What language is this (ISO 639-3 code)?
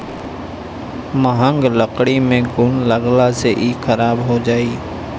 bho